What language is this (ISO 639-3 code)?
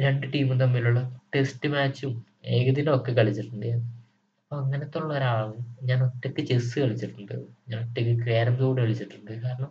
mal